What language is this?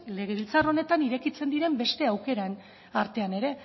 Basque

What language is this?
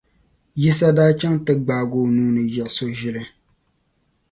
Dagbani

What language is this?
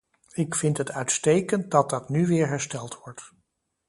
Dutch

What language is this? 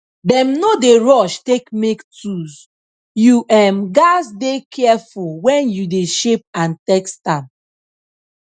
Nigerian Pidgin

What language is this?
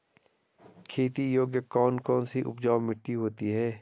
Hindi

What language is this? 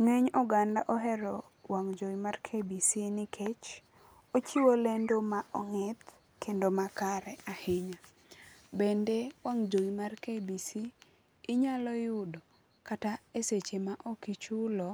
Luo (Kenya and Tanzania)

